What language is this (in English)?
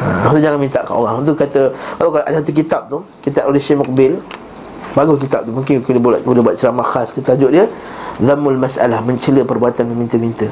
Malay